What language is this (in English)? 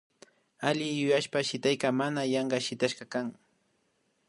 Imbabura Highland Quichua